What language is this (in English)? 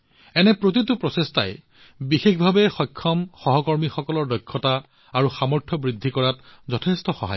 Assamese